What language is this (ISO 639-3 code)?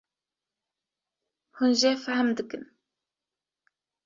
kur